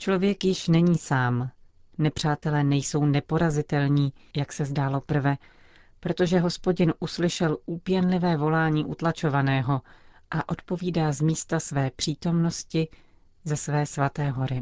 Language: Czech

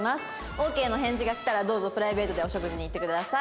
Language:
Japanese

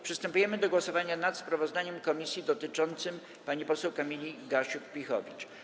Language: Polish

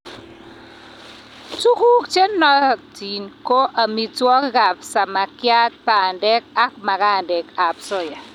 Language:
Kalenjin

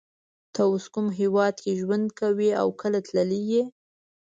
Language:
Pashto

